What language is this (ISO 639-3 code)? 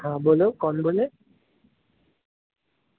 guj